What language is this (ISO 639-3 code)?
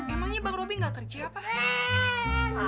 ind